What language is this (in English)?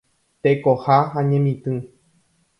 Guarani